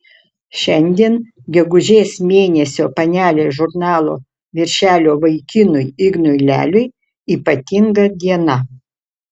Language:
Lithuanian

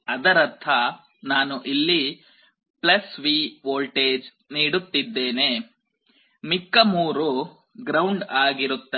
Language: Kannada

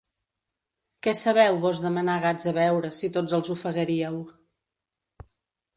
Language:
Catalan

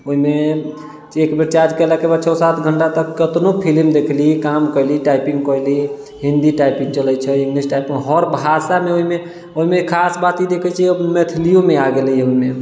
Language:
Maithili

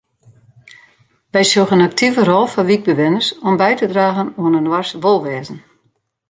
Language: Western Frisian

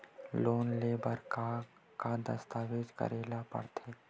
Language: Chhattisgarhi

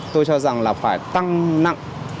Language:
Vietnamese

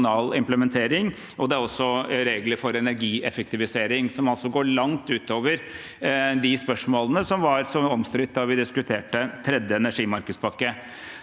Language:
Norwegian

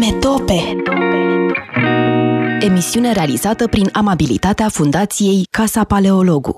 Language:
Romanian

